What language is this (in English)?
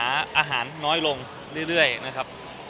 Thai